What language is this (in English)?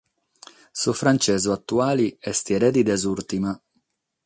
Sardinian